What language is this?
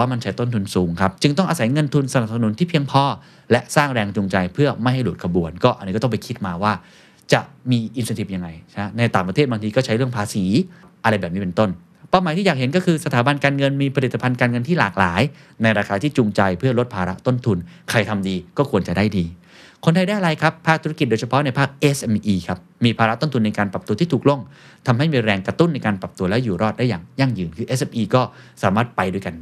Thai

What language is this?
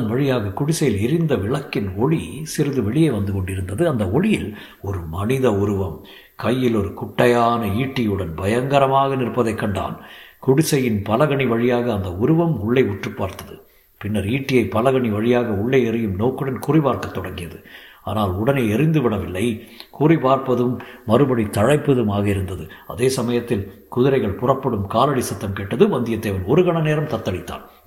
Tamil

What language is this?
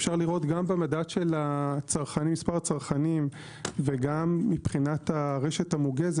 Hebrew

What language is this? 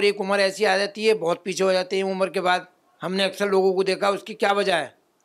Urdu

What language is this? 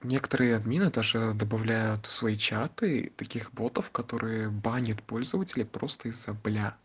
Russian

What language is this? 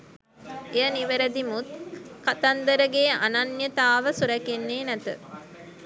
Sinhala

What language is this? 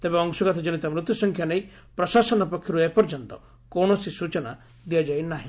Odia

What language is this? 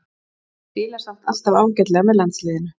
Icelandic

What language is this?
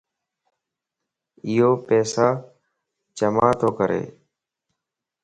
Lasi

